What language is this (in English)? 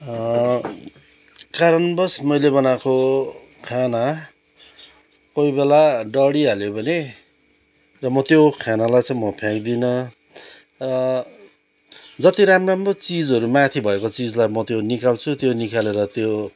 Nepali